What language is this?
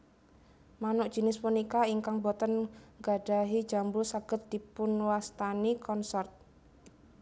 Javanese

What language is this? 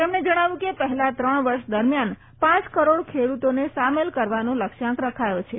Gujarati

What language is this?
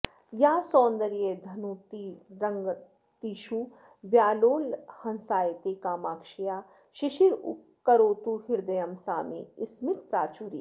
Sanskrit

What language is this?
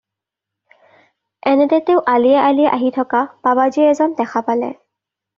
Assamese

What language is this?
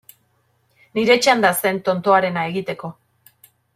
Basque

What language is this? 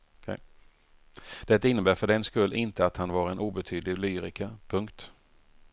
Swedish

